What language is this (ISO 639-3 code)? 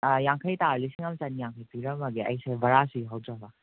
mni